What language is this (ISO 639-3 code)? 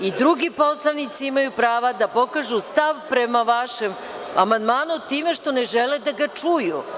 srp